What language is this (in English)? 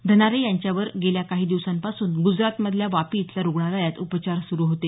Marathi